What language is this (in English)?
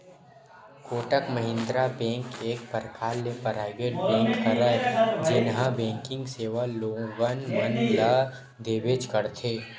Chhattisgarhi